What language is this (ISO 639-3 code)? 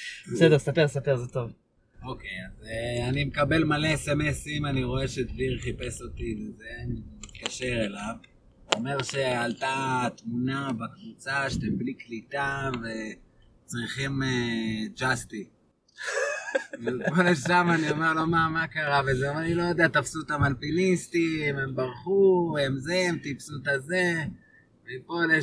heb